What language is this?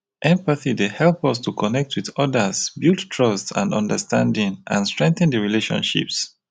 Nigerian Pidgin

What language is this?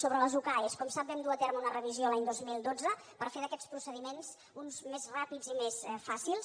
Catalan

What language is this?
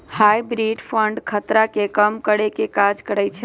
Magahi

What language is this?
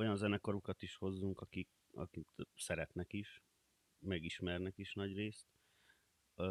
Hungarian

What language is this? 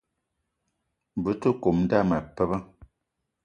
Eton (Cameroon)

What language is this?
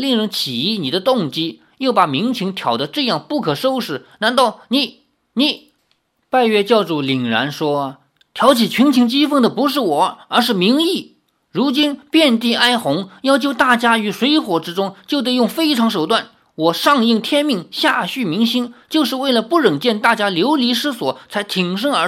Chinese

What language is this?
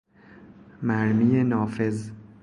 Persian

